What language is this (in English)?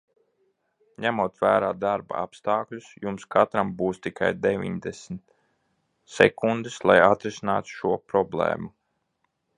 Latvian